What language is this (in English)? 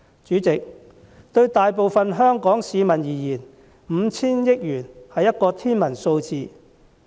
Cantonese